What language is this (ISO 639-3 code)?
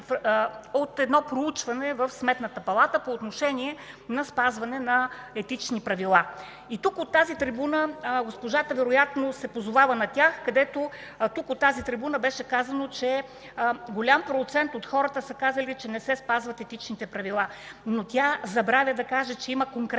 bul